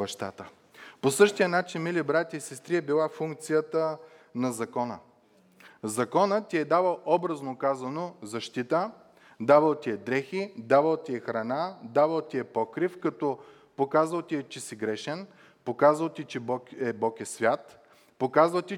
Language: Bulgarian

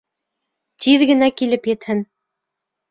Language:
Bashkir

